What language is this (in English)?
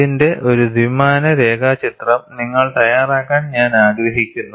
Malayalam